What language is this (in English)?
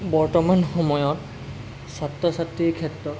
Assamese